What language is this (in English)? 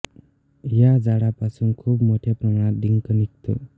Marathi